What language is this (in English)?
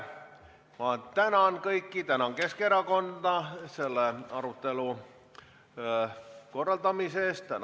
Estonian